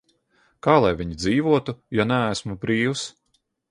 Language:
Latvian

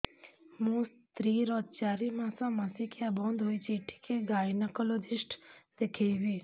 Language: Odia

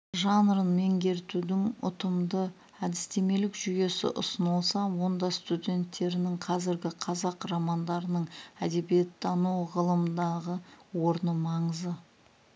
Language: Kazakh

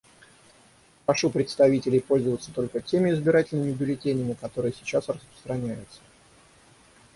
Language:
Russian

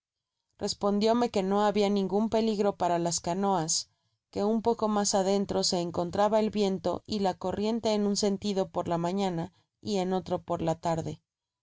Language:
Spanish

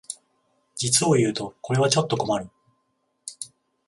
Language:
Japanese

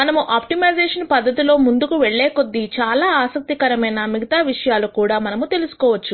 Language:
Telugu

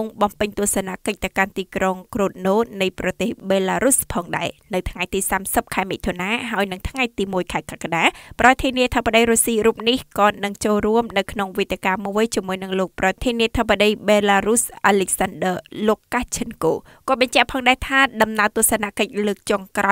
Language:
Thai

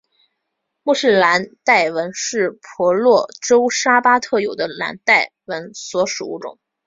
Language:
Chinese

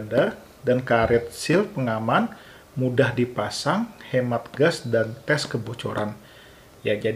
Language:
Indonesian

